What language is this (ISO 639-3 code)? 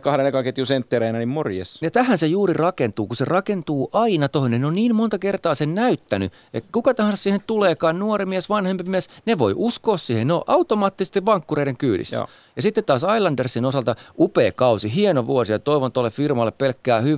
fin